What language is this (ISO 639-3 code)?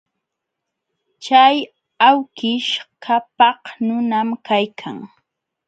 qxw